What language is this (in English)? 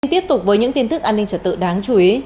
Vietnamese